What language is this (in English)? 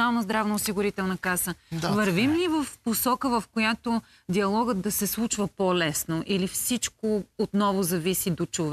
Bulgarian